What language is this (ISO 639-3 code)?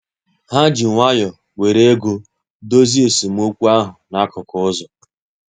ibo